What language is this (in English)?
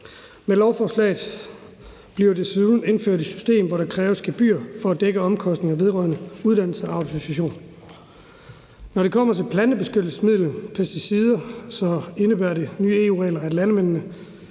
Danish